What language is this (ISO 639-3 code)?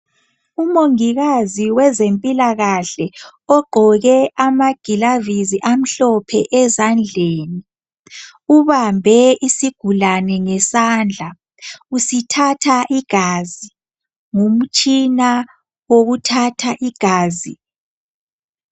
nde